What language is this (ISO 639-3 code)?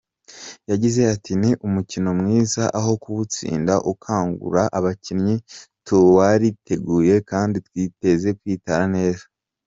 kin